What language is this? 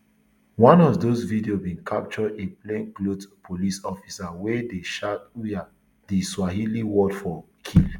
Nigerian Pidgin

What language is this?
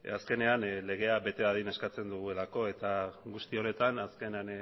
Basque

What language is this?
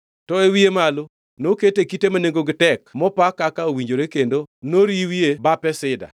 Luo (Kenya and Tanzania)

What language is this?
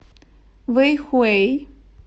Russian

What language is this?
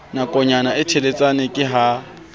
Southern Sotho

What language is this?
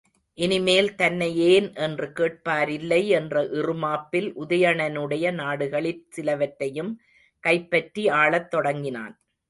Tamil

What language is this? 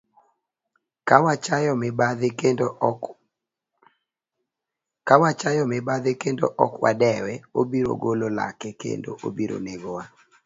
Luo (Kenya and Tanzania)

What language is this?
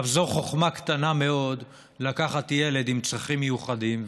Hebrew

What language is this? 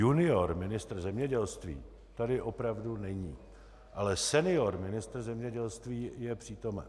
Czech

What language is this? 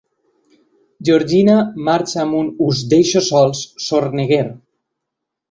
Catalan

